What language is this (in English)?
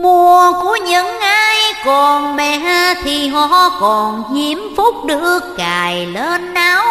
Vietnamese